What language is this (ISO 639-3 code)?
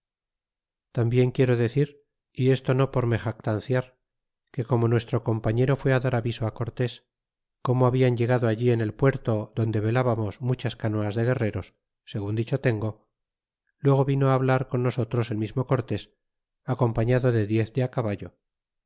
spa